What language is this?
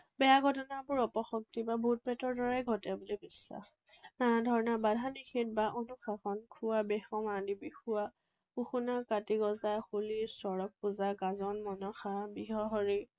Assamese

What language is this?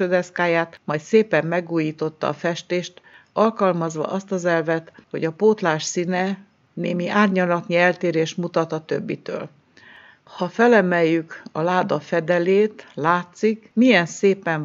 Hungarian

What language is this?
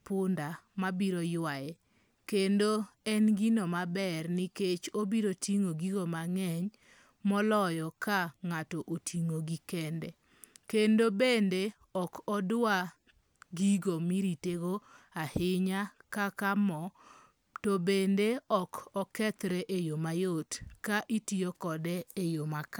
Luo (Kenya and Tanzania)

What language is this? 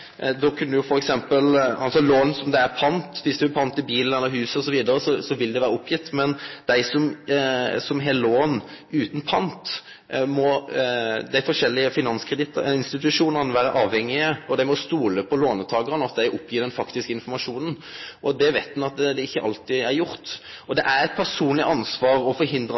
Norwegian Nynorsk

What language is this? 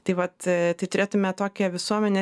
Lithuanian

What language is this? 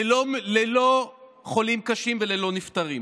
Hebrew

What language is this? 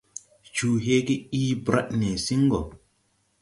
Tupuri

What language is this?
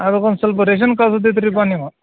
Kannada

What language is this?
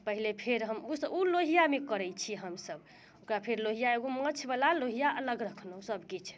Maithili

